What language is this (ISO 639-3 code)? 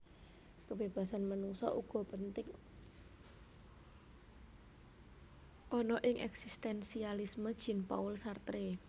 jav